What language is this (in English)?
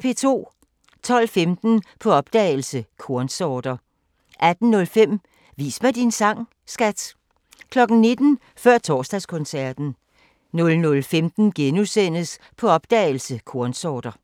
Danish